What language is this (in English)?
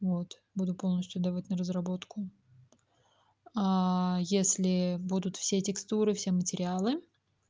Russian